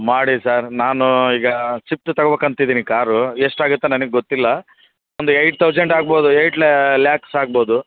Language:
Kannada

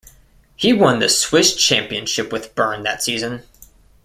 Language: English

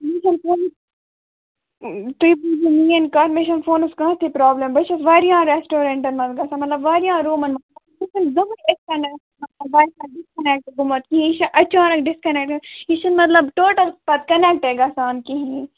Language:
Kashmiri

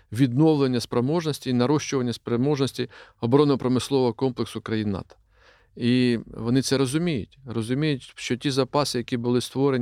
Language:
Ukrainian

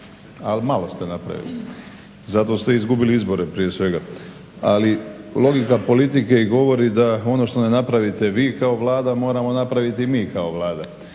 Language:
Croatian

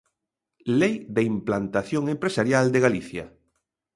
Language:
Galician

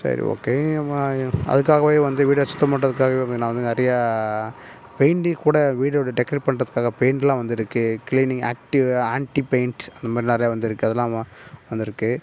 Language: Tamil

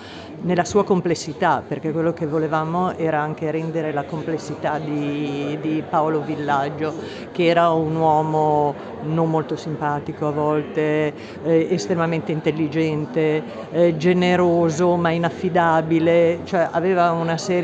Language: Italian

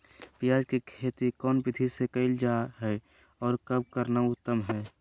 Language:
Magahi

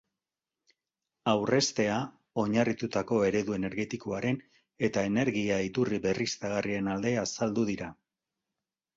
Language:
Basque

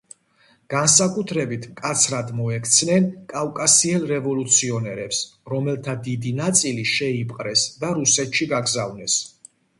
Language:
Georgian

